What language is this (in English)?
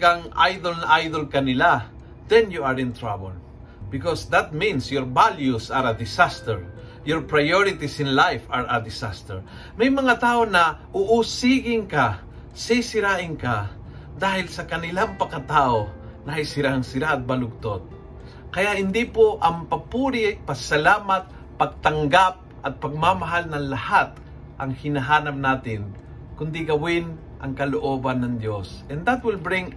Filipino